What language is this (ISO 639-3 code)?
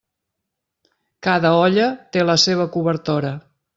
cat